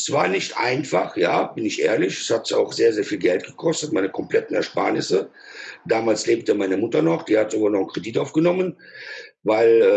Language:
German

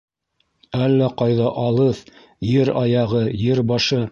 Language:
Bashkir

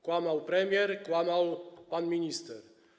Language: Polish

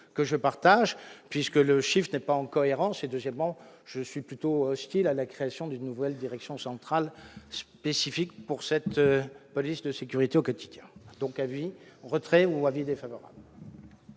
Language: French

